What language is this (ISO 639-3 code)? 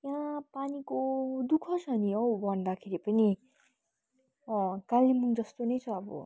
nep